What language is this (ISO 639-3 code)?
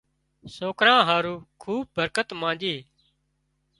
kxp